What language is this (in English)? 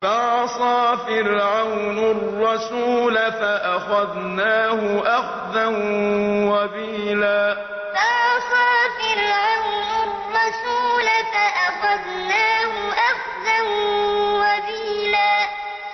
Arabic